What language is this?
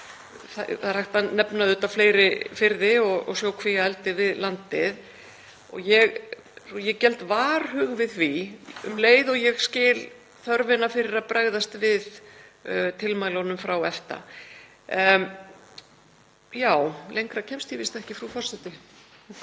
Icelandic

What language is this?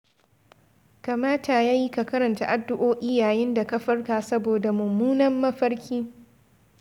Hausa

